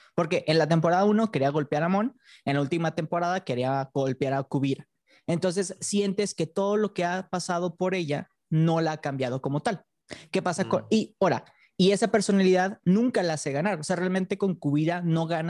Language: Spanish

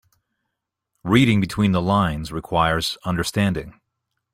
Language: English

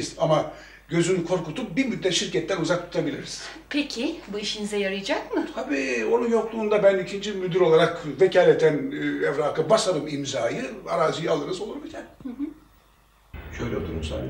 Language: Turkish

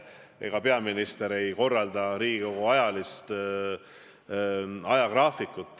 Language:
Estonian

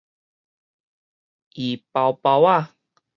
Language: Min Nan Chinese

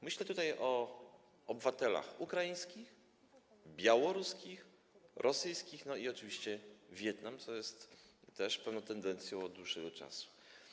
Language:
Polish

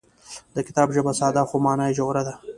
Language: Pashto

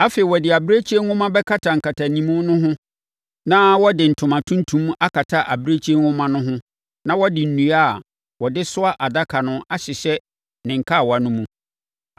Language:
Akan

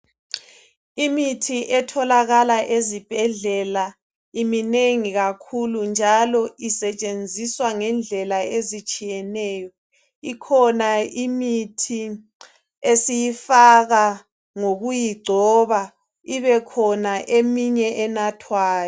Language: North Ndebele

